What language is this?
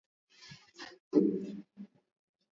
Swahili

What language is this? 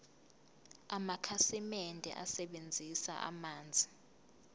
Zulu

